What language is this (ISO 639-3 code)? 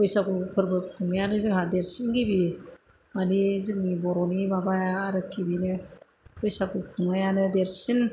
brx